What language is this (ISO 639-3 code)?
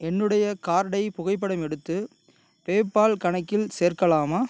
tam